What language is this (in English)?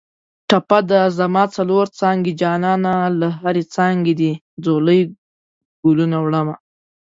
Pashto